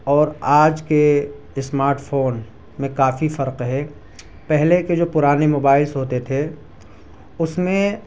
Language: Urdu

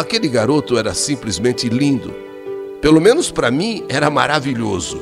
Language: Portuguese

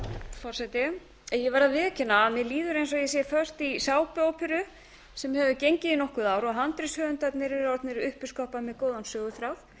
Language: Icelandic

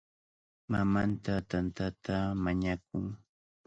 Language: Cajatambo North Lima Quechua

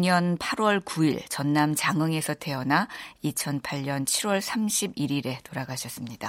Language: Korean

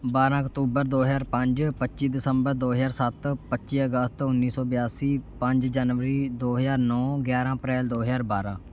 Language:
Punjabi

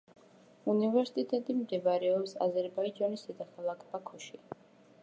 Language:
Georgian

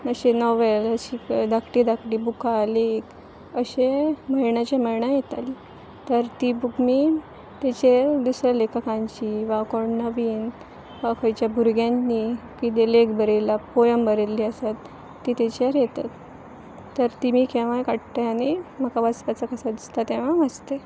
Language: Konkani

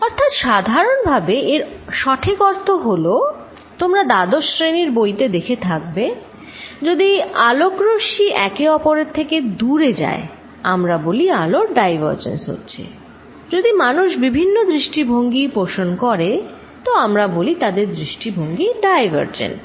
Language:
Bangla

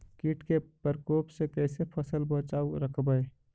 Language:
Magahi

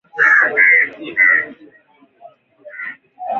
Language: Swahili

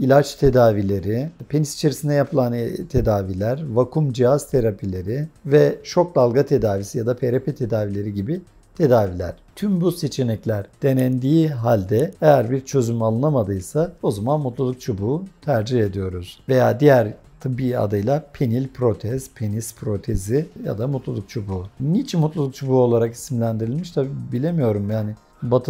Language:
Turkish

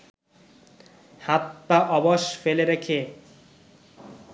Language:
Bangla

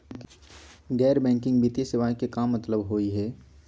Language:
Magahi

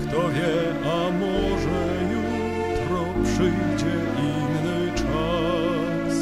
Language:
Polish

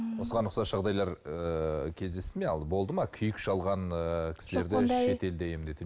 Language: Kazakh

